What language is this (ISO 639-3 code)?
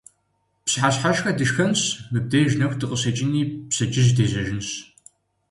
kbd